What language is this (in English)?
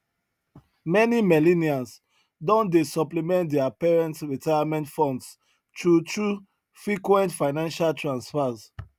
Nigerian Pidgin